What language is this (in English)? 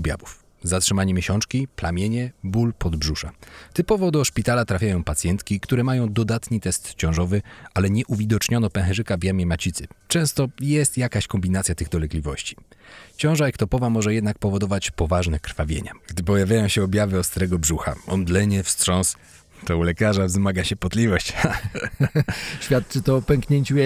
Polish